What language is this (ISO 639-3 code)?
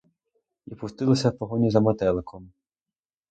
ukr